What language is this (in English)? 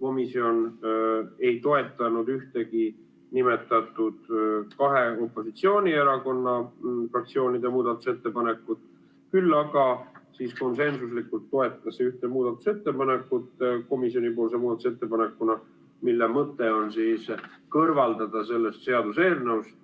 Estonian